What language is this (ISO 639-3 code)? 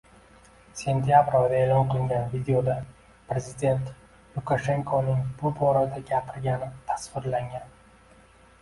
uzb